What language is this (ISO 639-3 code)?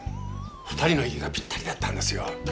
jpn